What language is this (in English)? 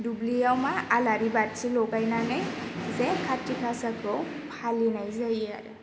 Bodo